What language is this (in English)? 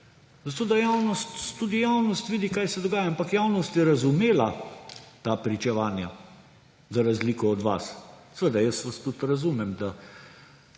Slovenian